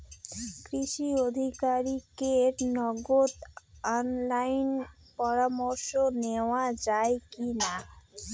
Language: Bangla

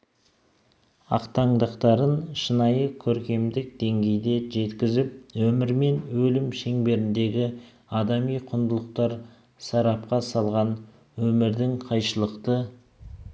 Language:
Kazakh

